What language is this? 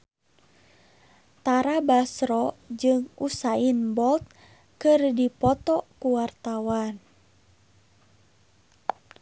Sundanese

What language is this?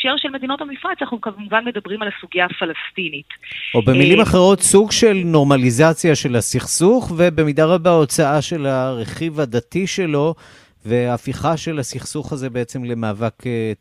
Hebrew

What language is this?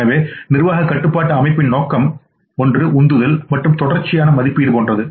Tamil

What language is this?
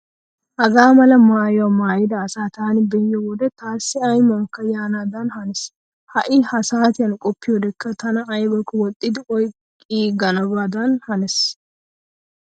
Wolaytta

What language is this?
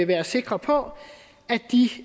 Danish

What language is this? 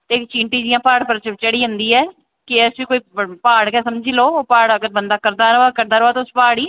Dogri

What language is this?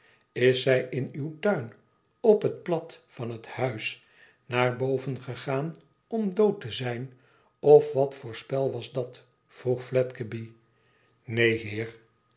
Dutch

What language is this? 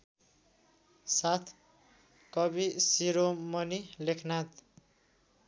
Nepali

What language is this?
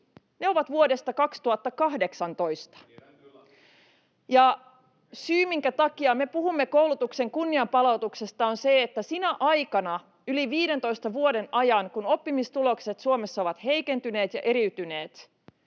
Finnish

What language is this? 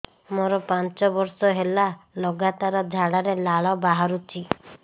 Odia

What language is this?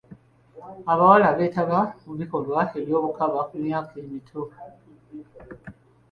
Ganda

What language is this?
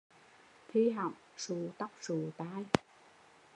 Vietnamese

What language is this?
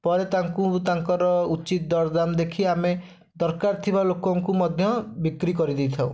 Odia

